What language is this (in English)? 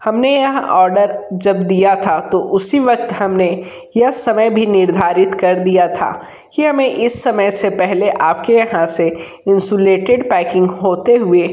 Hindi